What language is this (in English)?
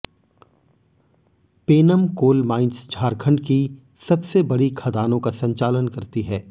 Hindi